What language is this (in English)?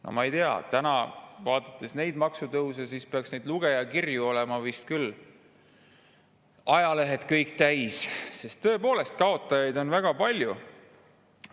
Estonian